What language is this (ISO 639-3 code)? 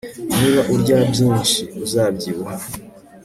kin